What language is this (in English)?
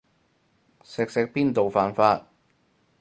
Cantonese